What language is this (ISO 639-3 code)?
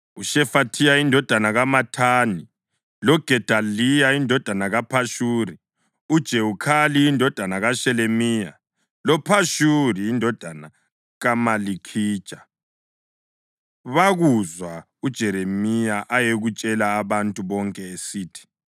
nde